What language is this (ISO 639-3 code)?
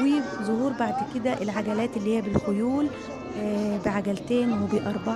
ara